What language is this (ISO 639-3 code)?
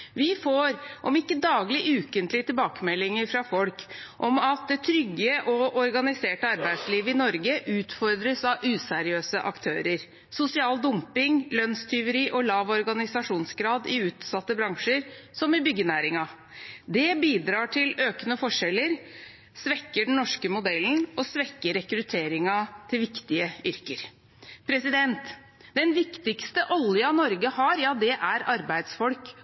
nob